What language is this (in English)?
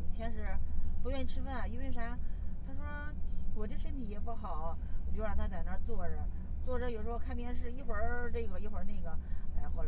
Chinese